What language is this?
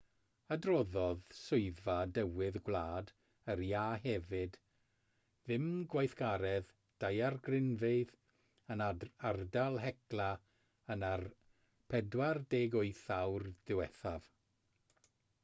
Welsh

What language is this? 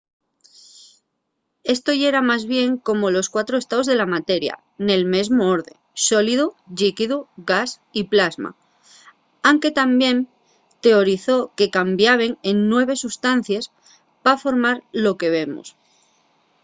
Asturian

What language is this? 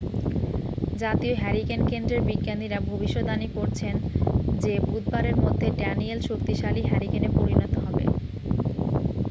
Bangla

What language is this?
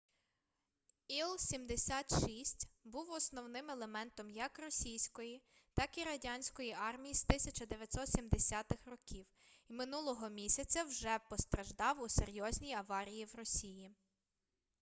Ukrainian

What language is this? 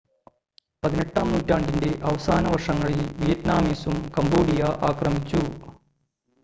Malayalam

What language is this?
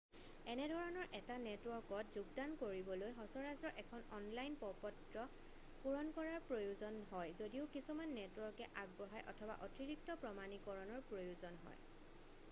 Assamese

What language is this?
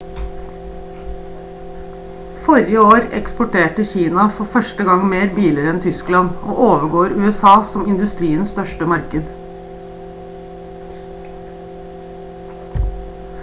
Norwegian Bokmål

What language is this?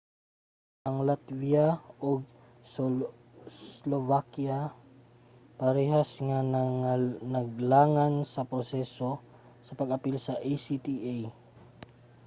Cebuano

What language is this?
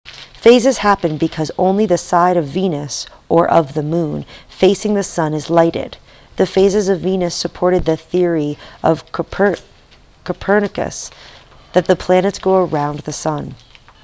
English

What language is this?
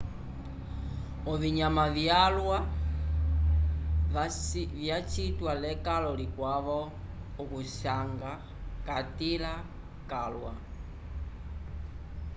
Umbundu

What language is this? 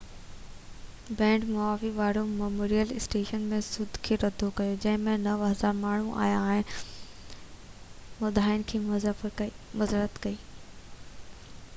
Sindhi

